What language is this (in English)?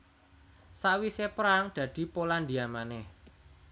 Javanese